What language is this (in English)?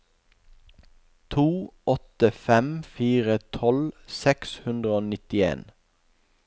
Norwegian